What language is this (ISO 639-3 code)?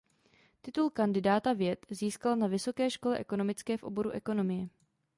ces